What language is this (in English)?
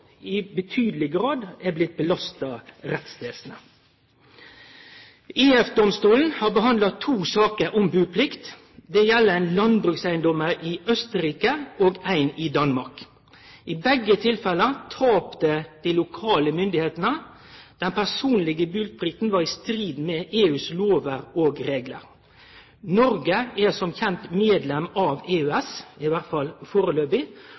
Norwegian Nynorsk